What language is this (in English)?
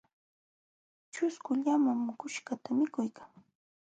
Jauja Wanca Quechua